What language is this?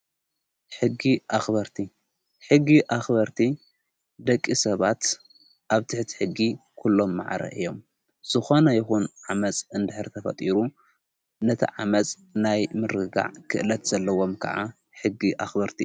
Tigrinya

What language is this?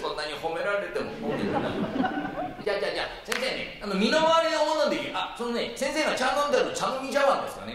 Japanese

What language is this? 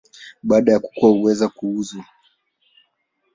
Swahili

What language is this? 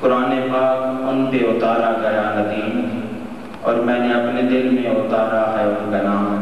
Arabic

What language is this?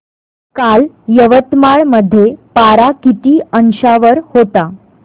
Marathi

